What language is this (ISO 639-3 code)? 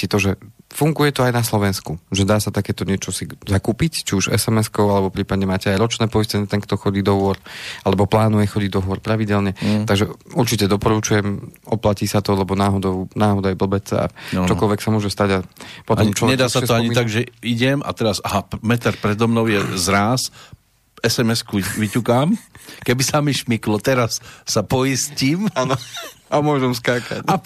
slk